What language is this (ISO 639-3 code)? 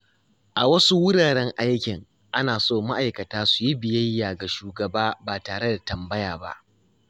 hau